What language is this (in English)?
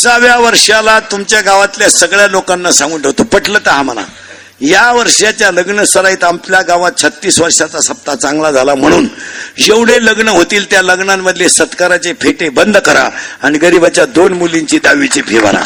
Marathi